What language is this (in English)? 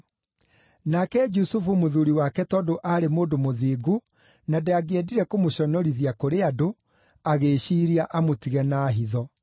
Kikuyu